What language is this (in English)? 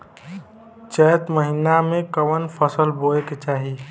Bhojpuri